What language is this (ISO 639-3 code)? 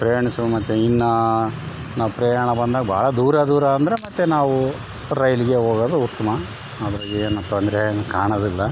kan